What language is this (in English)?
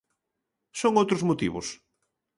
Galician